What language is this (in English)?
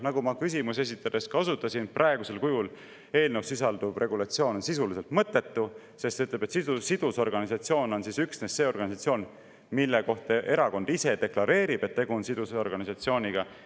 Estonian